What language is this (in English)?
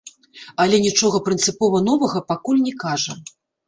Belarusian